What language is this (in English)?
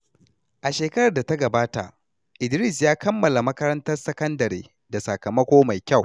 Hausa